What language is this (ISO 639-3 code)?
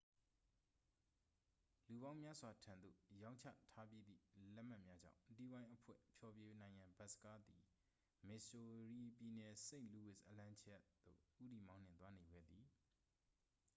mya